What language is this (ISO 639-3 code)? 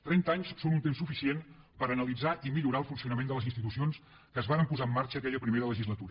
cat